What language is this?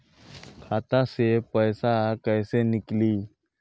Bhojpuri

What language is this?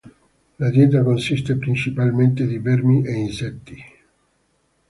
Italian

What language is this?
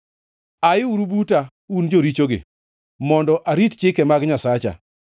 Luo (Kenya and Tanzania)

